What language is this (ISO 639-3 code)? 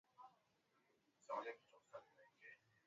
swa